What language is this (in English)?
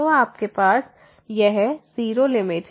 Hindi